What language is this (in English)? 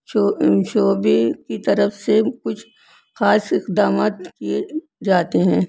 Urdu